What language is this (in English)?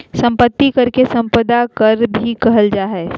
Magahi